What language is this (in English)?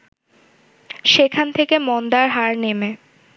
Bangla